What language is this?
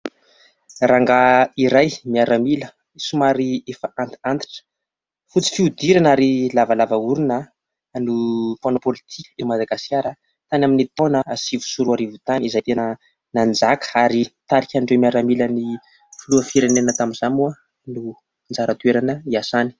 Malagasy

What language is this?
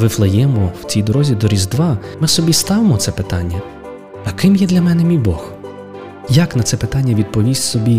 Ukrainian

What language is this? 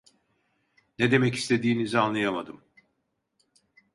Turkish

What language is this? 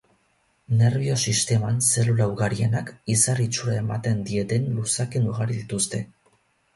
Basque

